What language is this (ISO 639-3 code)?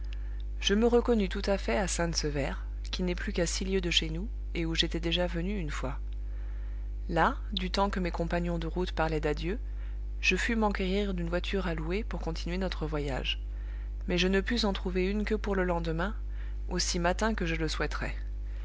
fra